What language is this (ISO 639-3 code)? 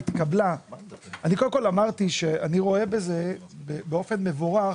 heb